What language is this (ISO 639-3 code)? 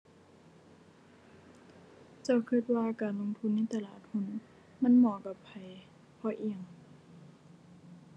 tha